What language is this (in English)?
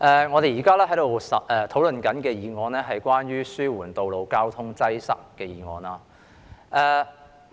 Cantonese